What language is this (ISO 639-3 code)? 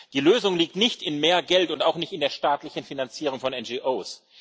deu